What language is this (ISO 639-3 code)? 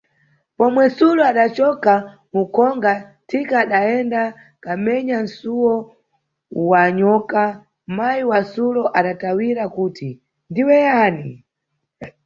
nyu